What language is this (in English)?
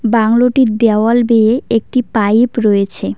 Bangla